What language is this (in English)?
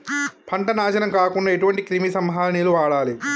Telugu